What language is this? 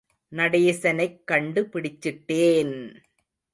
Tamil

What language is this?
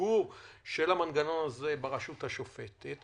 Hebrew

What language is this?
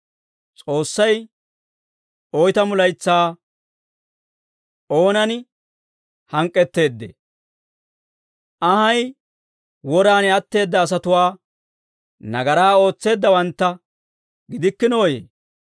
Dawro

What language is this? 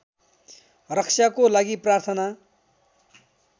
Nepali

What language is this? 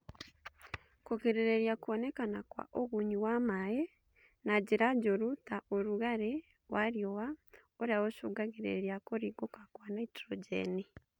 Kikuyu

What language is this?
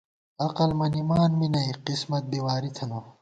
Gawar-Bati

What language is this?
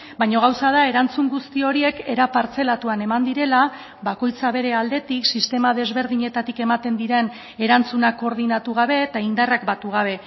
Basque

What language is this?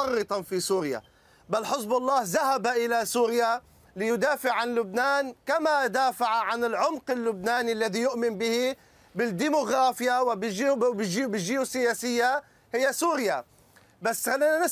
Arabic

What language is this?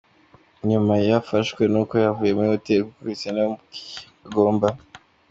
Kinyarwanda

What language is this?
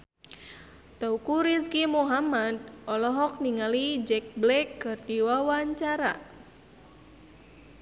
Sundanese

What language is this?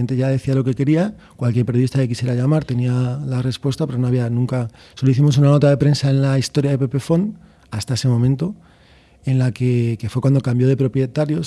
Spanish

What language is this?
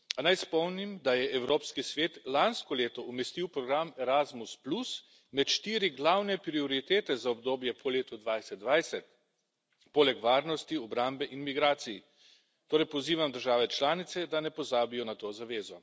Slovenian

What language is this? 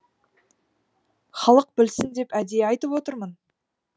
Kazakh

